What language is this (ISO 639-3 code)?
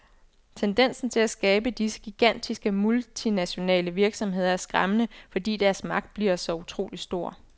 dan